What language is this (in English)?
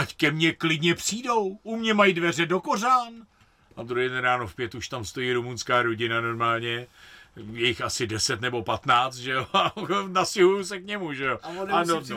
Czech